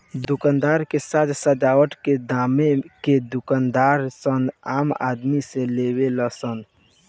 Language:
Bhojpuri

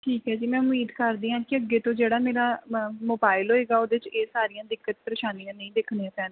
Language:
Punjabi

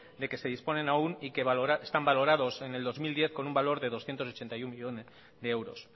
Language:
Spanish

